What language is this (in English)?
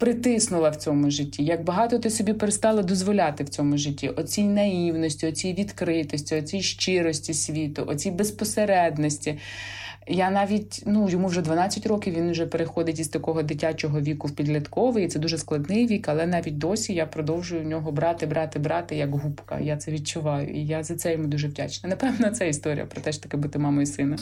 Ukrainian